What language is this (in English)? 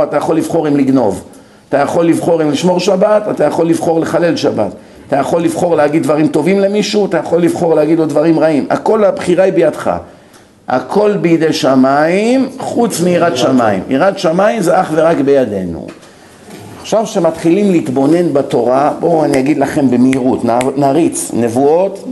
Hebrew